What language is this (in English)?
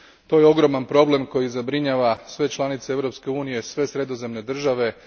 Croatian